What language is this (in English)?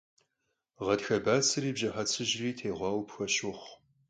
Kabardian